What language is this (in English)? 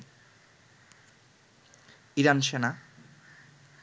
Bangla